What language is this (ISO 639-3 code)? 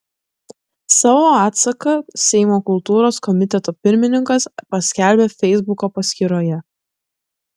lit